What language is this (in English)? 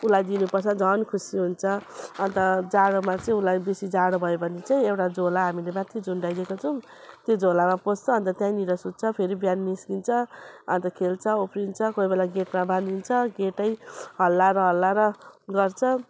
Nepali